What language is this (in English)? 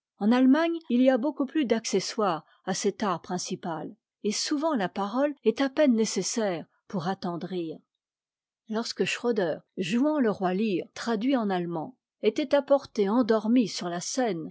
French